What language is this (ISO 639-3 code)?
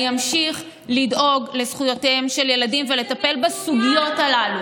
heb